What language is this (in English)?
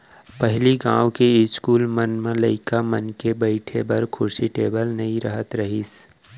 Chhattisgarhi